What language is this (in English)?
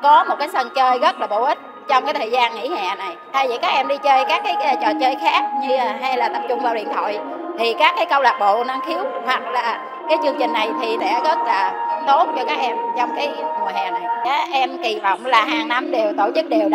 Vietnamese